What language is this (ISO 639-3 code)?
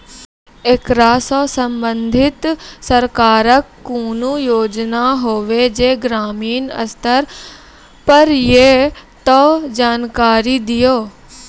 mai